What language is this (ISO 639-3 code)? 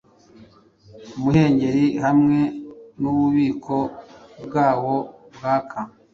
kin